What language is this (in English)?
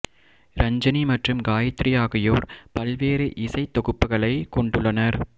Tamil